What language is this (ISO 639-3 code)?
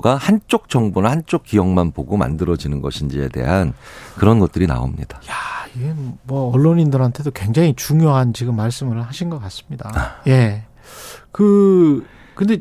kor